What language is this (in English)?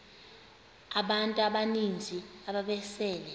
Xhosa